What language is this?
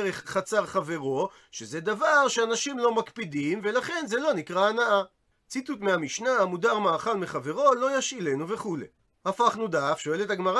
Hebrew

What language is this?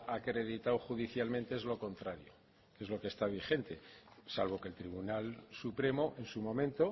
Spanish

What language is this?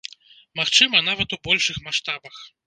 Belarusian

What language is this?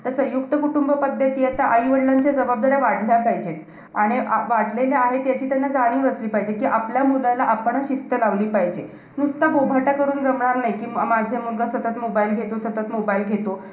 Marathi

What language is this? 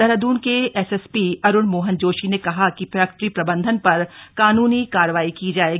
Hindi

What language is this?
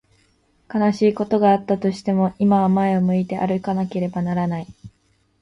Japanese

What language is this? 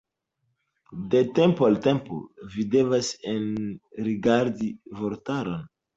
Esperanto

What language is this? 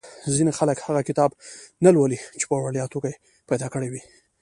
Pashto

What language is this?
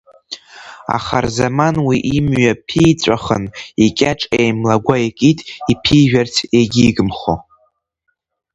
Abkhazian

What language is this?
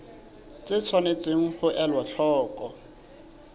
Southern Sotho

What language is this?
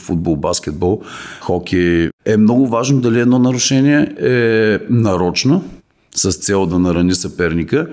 Bulgarian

